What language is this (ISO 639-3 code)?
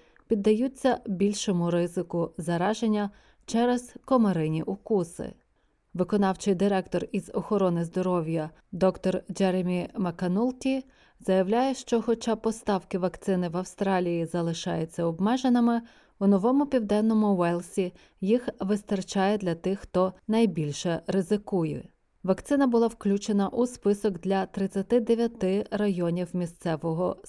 ukr